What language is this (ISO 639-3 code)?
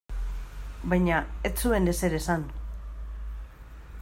eus